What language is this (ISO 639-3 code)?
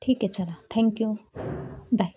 mar